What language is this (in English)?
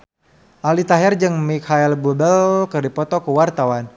Sundanese